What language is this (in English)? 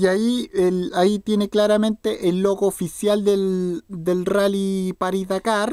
Spanish